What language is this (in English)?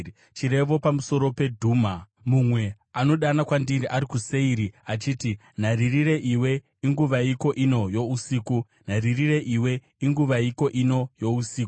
Shona